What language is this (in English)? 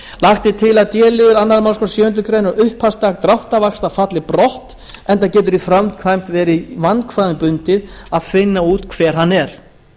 Icelandic